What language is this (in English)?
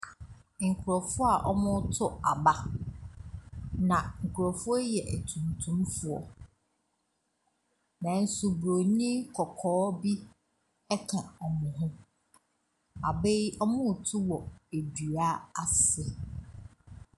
Akan